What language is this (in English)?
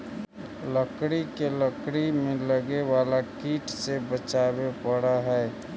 Magahi